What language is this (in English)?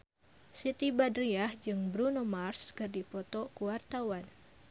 Sundanese